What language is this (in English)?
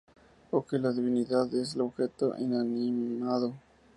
Spanish